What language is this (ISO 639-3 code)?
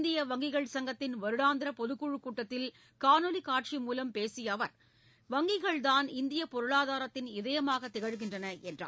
tam